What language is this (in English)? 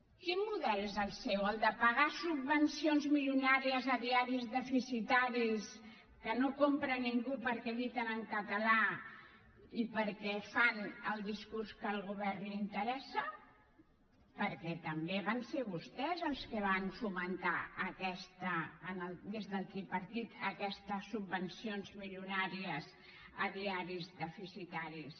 Catalan